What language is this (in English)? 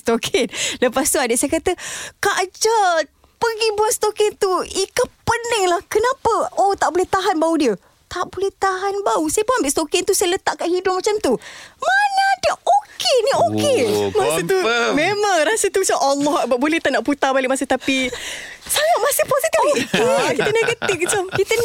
Malay